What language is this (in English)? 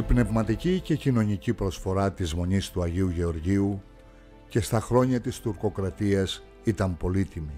Greek